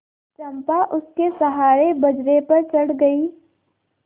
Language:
Hindi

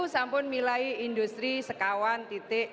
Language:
Indonesian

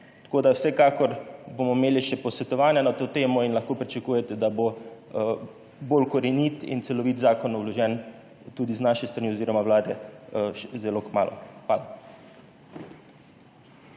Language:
Slovenian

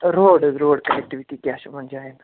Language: Kashmiri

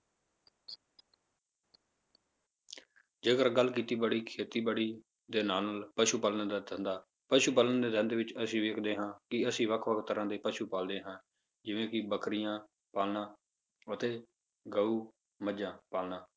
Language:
Punjabi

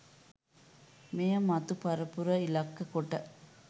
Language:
Sinhala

